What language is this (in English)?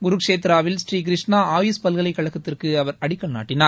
Tamil